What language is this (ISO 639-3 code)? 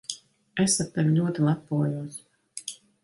lav